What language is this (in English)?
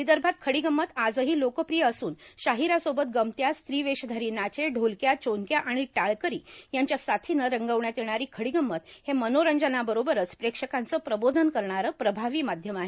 Marathi